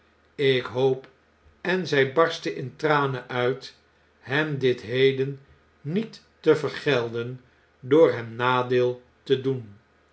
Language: Dutch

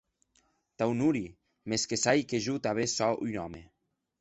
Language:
Occitan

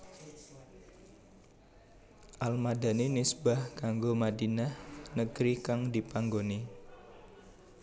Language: Javanese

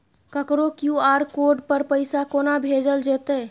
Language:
Maithili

